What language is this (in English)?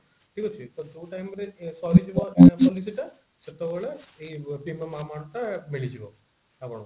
Odia